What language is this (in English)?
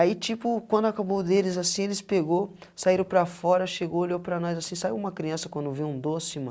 Portuguese